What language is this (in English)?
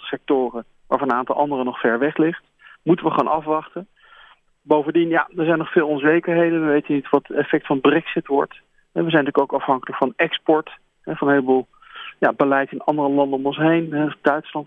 Dutch